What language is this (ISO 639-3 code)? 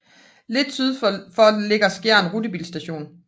dan